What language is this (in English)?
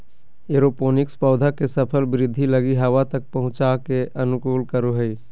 Magahi